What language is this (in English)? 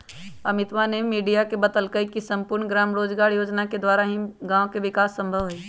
Magahi